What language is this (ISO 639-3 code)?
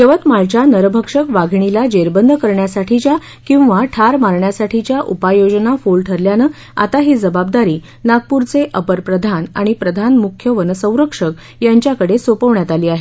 mar